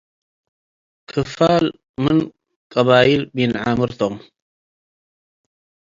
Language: Tigre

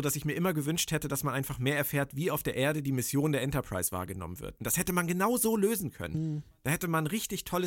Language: German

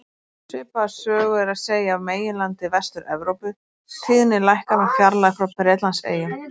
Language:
Icelandic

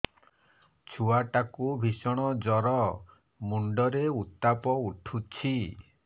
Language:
Odia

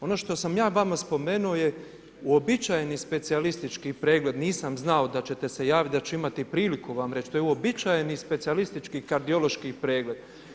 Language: Croatian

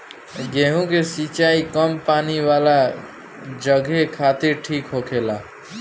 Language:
Bhojpuri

